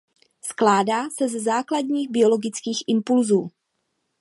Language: Czech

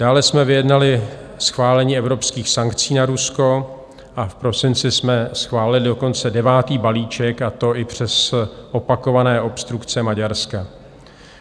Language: Czech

